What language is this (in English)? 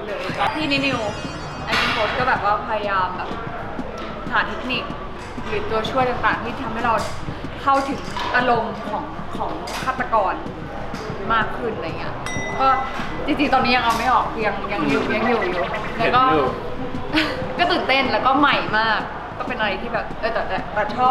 Thai